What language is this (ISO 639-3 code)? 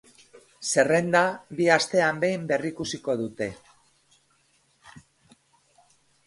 eus